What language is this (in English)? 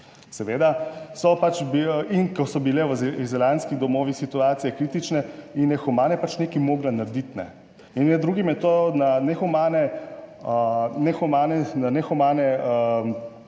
Slovenian